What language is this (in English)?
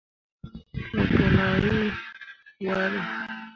Mundang